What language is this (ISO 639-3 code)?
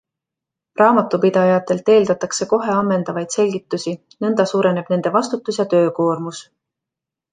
est